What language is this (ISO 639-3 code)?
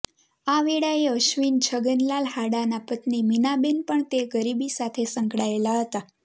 guj